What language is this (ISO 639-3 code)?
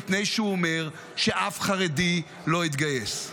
heb